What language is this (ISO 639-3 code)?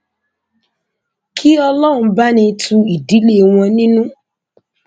yor